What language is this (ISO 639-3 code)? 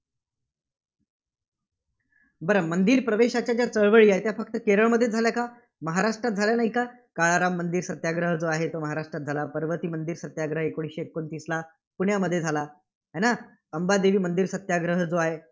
mar